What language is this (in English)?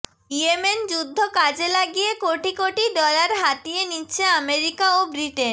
Bangla